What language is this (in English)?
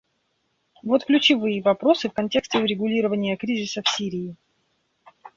Russian